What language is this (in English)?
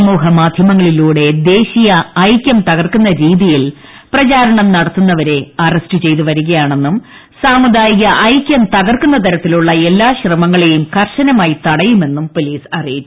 Malayalam